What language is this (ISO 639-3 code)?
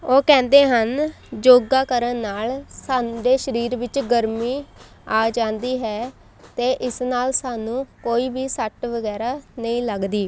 pan